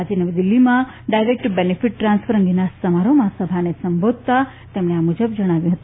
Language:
Gujarati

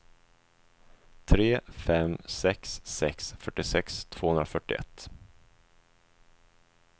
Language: Swedish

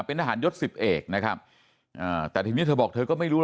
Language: Thai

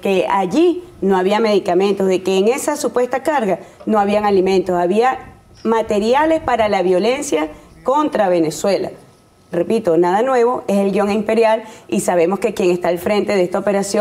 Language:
Spanish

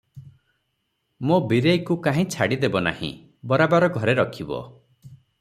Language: Odia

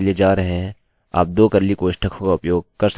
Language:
Hindi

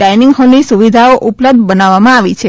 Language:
Gujarati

